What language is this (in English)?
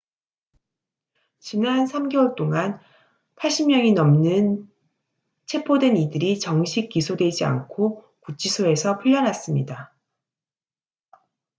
Korean